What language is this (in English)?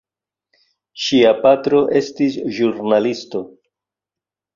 Esperanto